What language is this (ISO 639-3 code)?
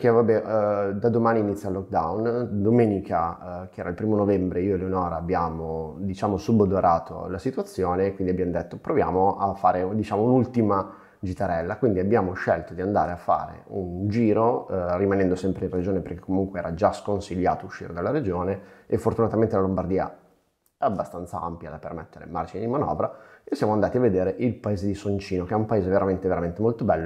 ita